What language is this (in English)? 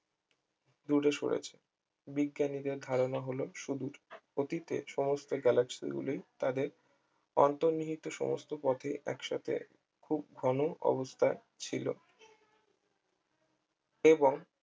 Bangla